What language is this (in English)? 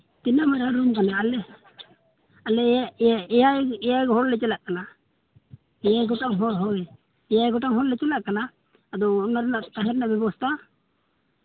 Santali